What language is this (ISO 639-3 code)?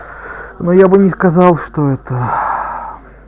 rus